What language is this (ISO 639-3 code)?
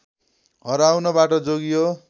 nep